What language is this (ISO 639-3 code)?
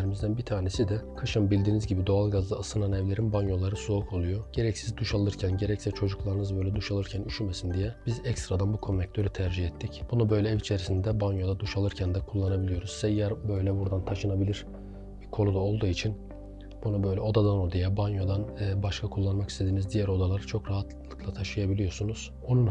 tur